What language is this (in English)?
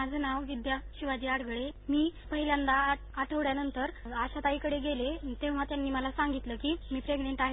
Marathi